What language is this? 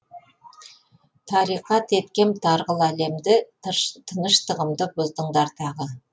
Kazakh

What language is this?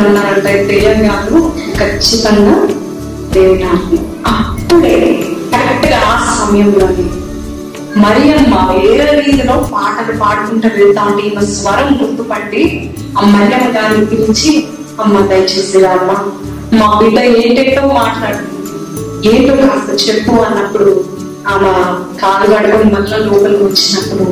Telugu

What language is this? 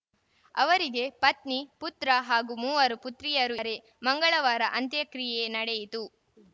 Kannada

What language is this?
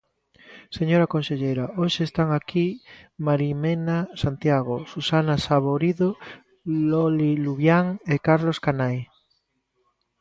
Galician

